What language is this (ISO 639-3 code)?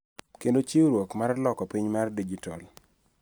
luo